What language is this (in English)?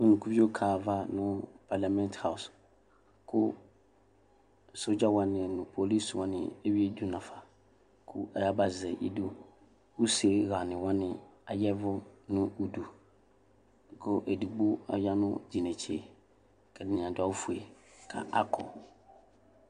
Ikposo